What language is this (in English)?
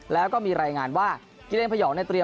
Thai